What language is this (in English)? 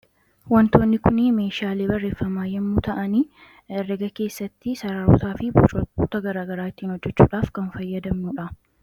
Oromo